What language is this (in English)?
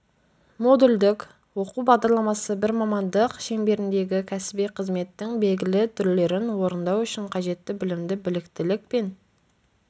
Kazakh